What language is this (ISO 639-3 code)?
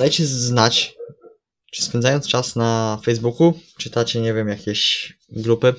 pol